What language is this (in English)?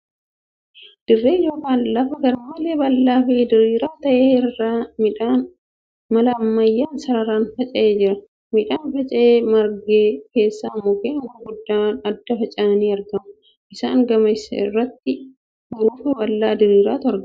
Oromo